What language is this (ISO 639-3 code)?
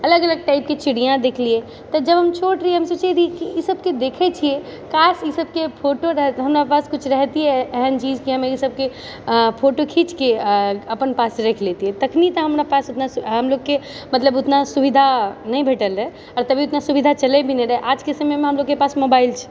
mai